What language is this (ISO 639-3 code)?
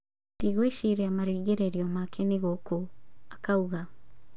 kik